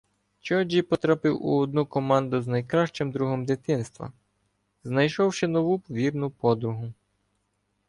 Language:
Ukrainian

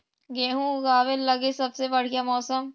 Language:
Magahi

